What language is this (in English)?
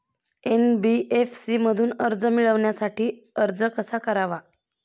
Marathi